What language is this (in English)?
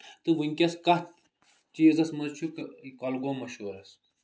Kashmiri